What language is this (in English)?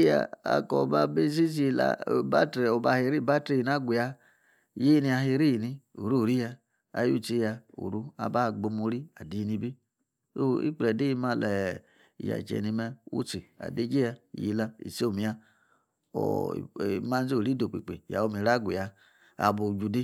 Yace